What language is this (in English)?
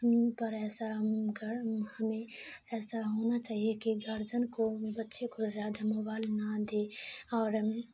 Urdu